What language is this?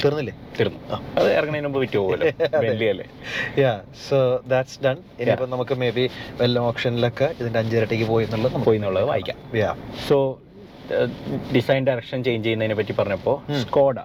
Malayalam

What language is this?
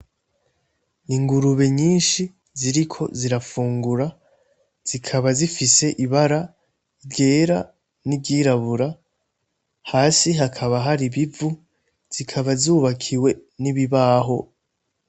Rundi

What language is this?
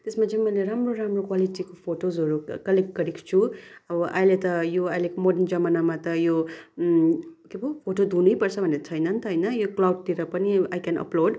Nepali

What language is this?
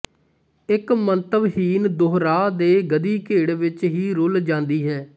Punjabi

